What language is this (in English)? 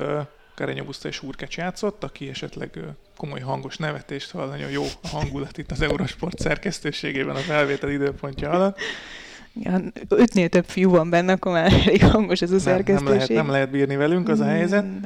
Hungarian